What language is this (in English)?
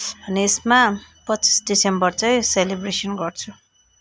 Nepali